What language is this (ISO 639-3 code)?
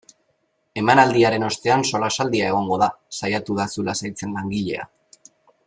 eus